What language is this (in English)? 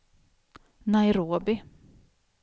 Swedish